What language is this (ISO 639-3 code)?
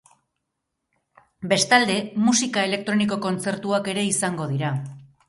eus